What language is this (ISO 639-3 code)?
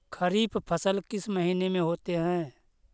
mag